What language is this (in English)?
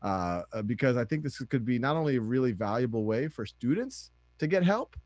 English